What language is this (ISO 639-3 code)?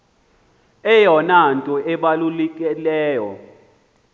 xho